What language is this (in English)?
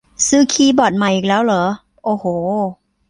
Thai